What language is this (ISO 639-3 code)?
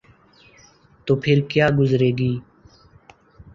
urd